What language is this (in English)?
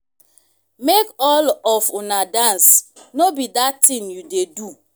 Nigerian Pidgin